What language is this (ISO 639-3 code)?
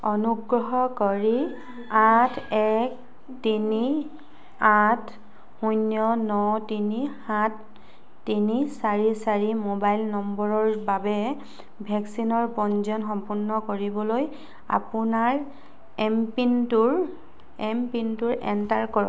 asm